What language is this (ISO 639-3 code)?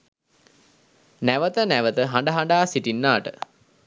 sin